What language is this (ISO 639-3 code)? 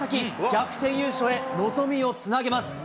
jpn